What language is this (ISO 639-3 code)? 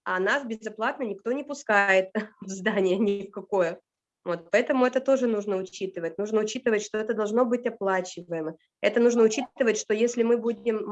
rus